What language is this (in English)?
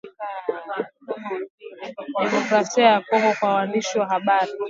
Swahili